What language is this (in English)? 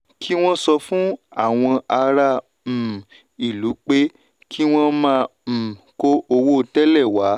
Yoruba